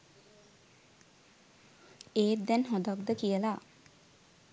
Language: Sinhala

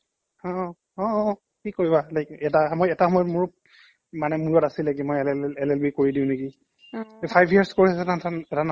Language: Assamese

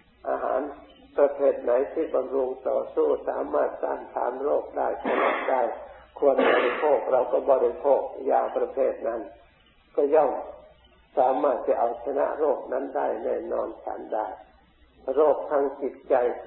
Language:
Thai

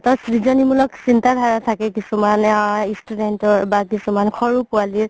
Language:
Assamese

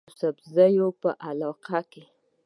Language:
Pashto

